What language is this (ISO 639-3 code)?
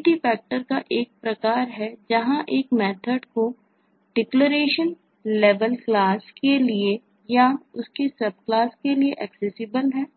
hin